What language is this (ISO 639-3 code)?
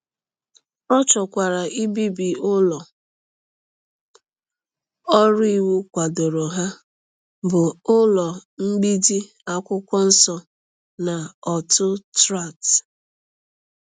ibo